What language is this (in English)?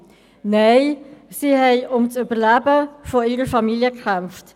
Swiss German